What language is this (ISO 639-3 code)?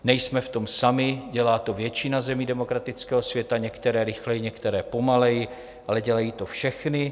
ces